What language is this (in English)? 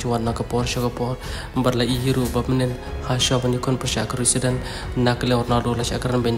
Indonesian